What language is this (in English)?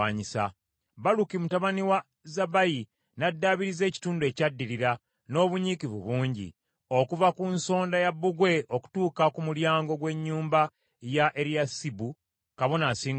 Ganda